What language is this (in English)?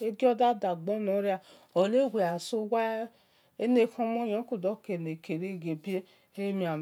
Esan